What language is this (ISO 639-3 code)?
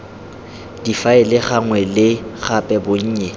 tsn